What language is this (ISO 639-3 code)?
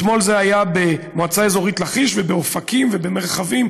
heb